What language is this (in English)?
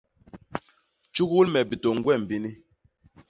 Basaa